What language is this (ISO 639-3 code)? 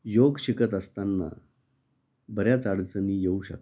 mar